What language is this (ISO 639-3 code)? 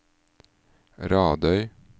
nor